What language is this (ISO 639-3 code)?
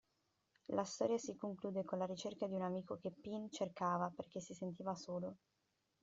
ita